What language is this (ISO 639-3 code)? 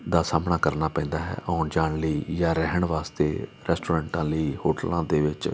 pan